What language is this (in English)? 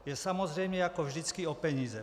Czech